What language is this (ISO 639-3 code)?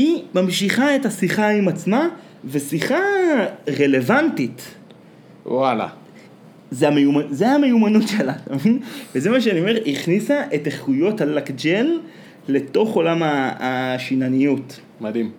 heb